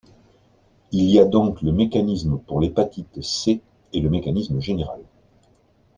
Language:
French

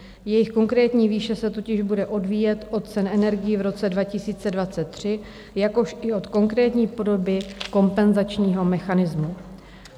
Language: Czech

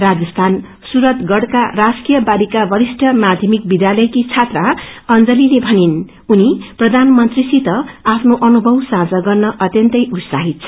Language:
Nepali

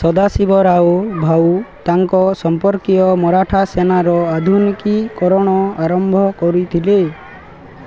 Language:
Odia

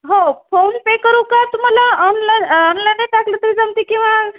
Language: Marathi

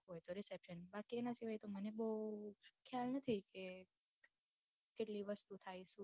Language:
Gujarati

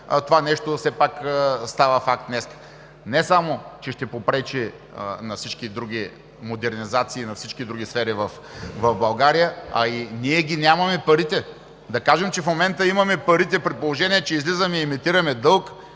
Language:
Bulgarian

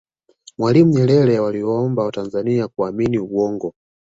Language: Swahili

